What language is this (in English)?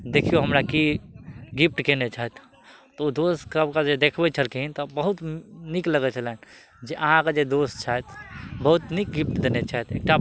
Maithili